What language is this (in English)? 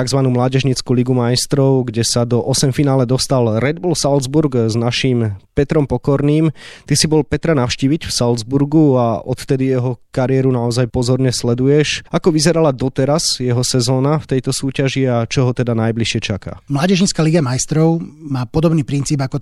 Slovak